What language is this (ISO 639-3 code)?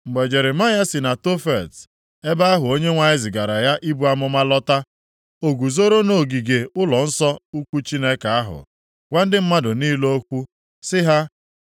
ibo